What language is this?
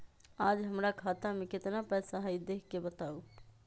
Magahi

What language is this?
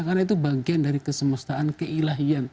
Indonesian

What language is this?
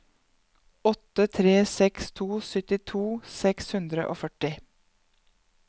Norwegian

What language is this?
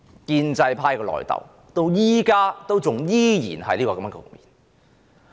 Cantonese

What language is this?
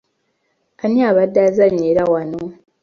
Ganda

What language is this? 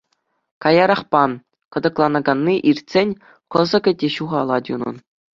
Chuvash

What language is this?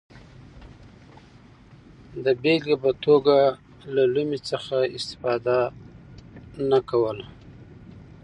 Pashto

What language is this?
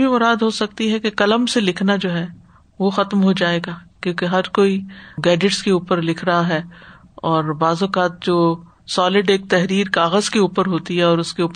Urdu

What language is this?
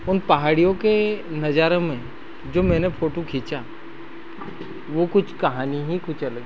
Hindi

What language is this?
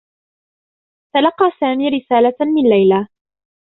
Arabic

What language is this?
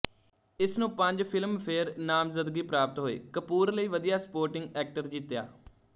Punjabi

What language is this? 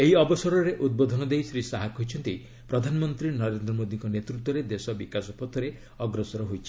Odia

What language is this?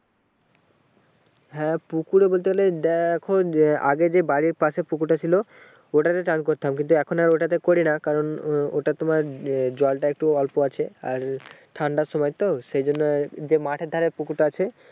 Bangla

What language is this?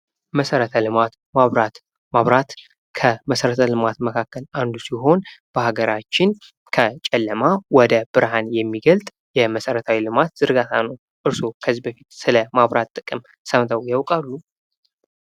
Amharic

